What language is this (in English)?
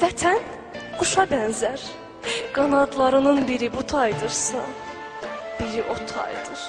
Turkish